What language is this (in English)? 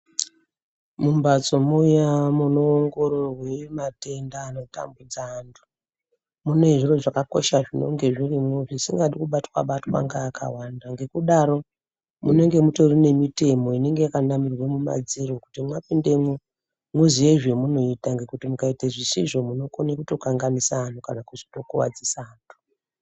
Ndau